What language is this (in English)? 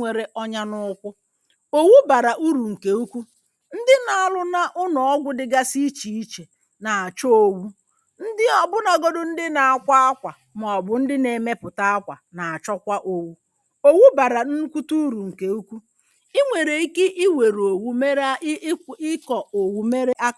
Igbo